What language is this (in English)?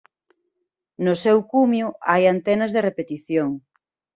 Galician